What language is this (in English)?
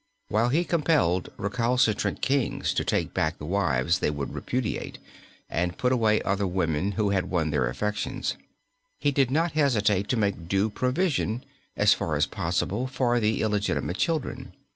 English